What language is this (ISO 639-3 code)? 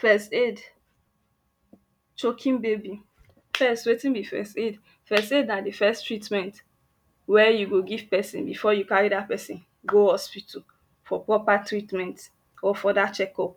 pcm